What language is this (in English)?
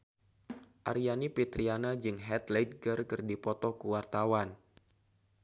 Sundanese